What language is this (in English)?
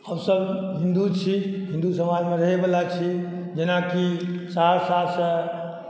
Maithili